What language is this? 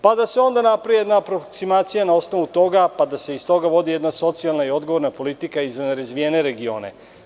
Serbian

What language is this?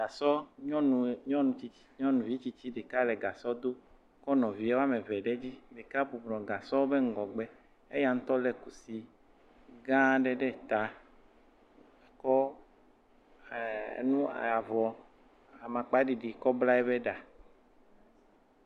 Ewe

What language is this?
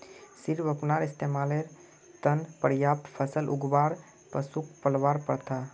Magahi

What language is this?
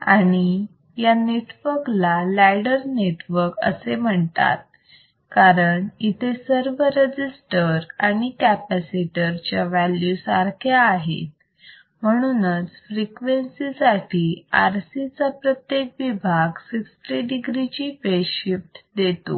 Marathi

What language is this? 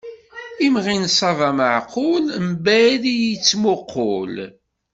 Kabyle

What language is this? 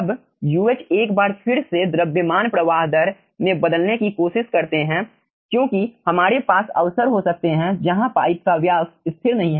Hindi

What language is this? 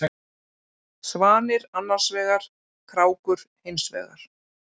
Icelandic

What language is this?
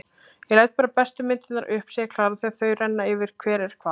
Icelandic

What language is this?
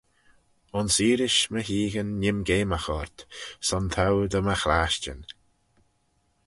Manx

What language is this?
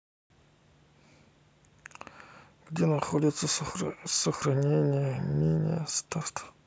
Russian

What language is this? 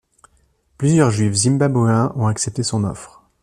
French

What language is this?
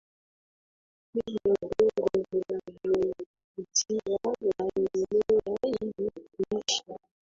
Swahili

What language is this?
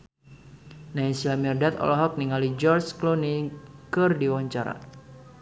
Sundanese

